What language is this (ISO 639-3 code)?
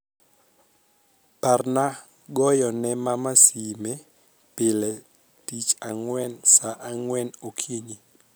luo